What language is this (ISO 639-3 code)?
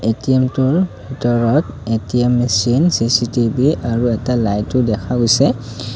asm